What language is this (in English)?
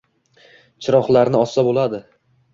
Uzbek